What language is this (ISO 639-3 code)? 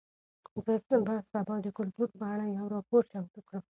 pus